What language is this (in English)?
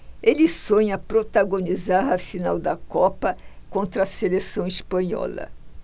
Portuguese